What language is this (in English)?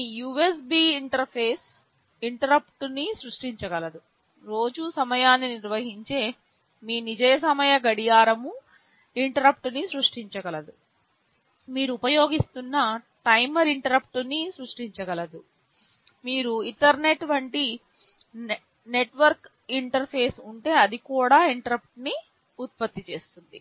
Telugu